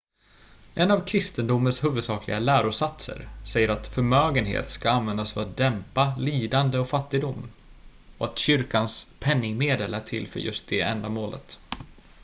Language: Swedish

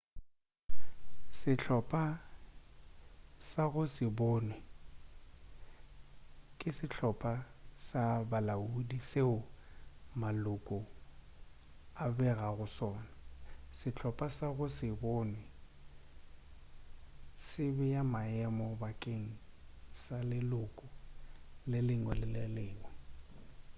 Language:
Northern Sotho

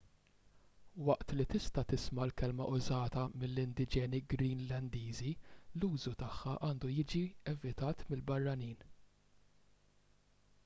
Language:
Maltese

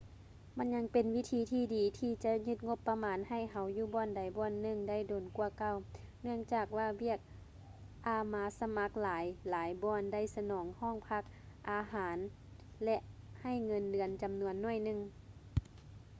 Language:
Lao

